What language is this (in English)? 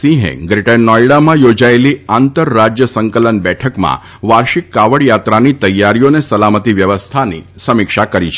Gujarati